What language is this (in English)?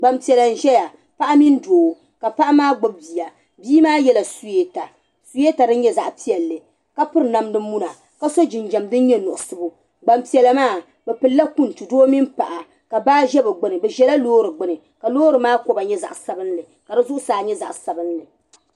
Dagbani